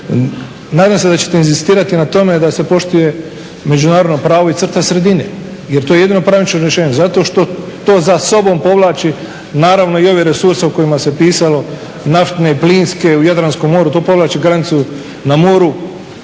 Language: Croatian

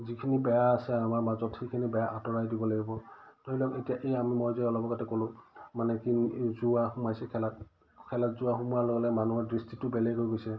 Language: Assamese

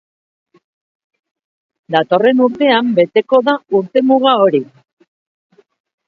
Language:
Basque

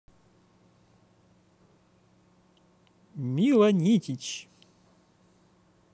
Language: Russian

